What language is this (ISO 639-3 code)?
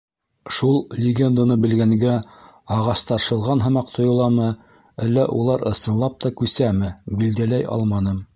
bak